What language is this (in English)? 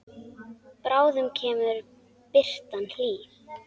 Icelandic